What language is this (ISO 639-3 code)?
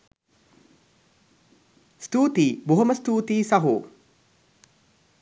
sin